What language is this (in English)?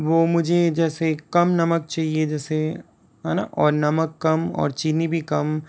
Hindi